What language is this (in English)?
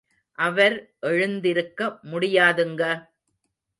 Tamil